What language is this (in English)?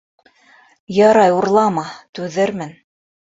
Bashkir